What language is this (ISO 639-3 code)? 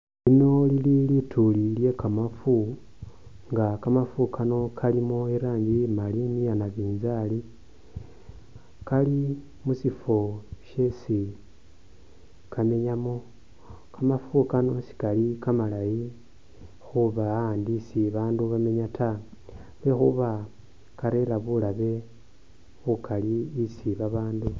myx